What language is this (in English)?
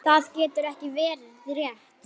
Icelandic